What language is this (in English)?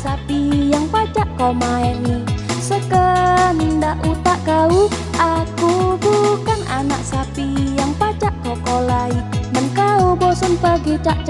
Indonesian